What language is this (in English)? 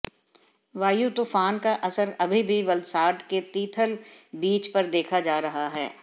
Hindi